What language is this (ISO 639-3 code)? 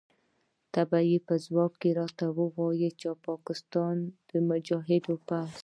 pus